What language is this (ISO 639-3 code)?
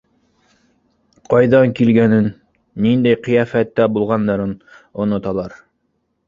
bak